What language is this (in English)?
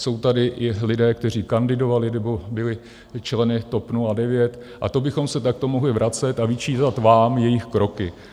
Czech